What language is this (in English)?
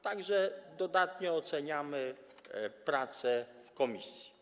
Polish